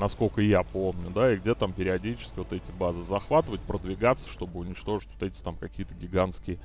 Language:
Russian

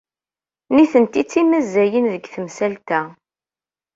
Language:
Kabyle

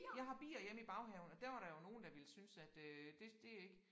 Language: Danish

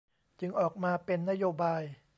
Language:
Thai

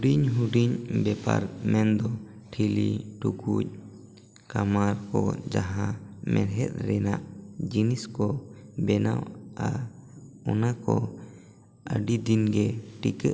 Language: Santali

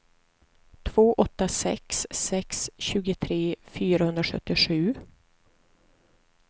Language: Swedish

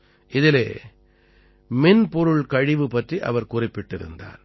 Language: Tamil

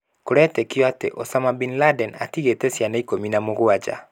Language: Kikuyu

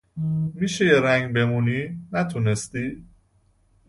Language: Persian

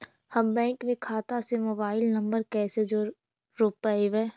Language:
Magahi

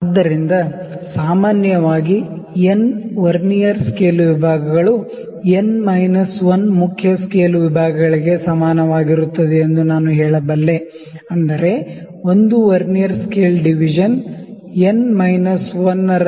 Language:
Kannada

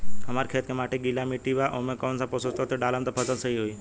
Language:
Bhojpuri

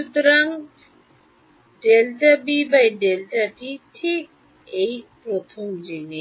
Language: Bangla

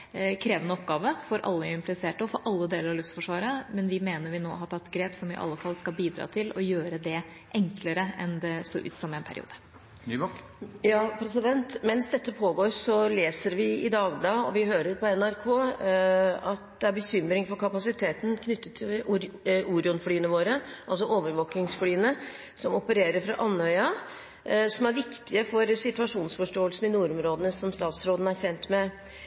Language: Norwegian Bokmål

